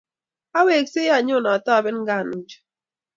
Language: Kalenjin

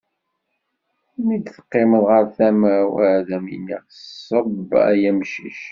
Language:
Kabyle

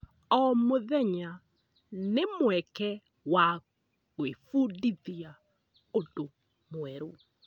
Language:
Kikuyu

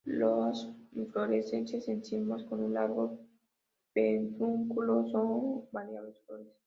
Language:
Spanish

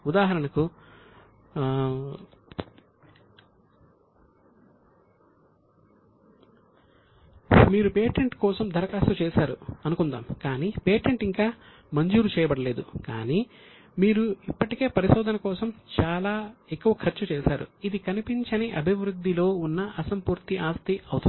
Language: Telugu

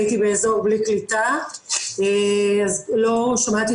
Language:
Hebrew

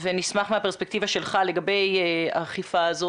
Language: Hebrew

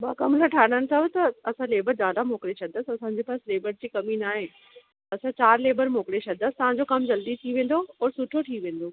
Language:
Sindhi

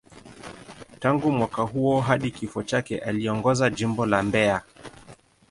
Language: Swahili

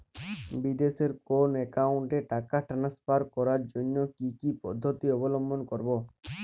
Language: Bangla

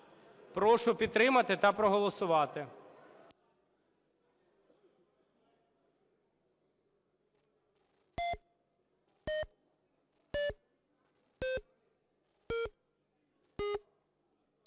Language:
Ukrainian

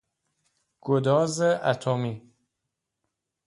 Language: Persian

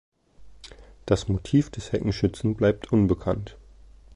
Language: German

